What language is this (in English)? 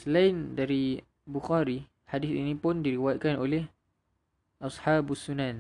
Malay